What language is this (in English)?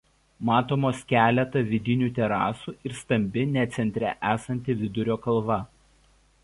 Lithuanian